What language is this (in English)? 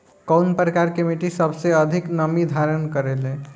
Bhojpuri